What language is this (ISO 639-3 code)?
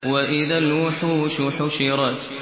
ara